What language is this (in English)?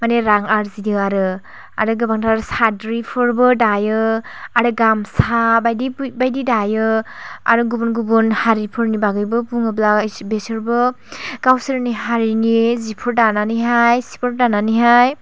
Bodo